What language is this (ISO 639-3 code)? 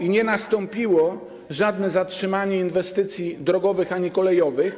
pol